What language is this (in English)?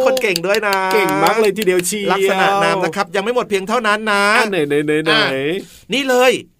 Thai